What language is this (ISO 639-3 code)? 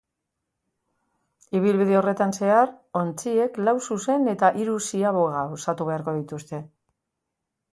eus